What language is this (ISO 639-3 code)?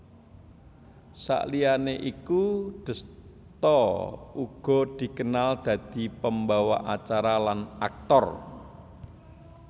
jav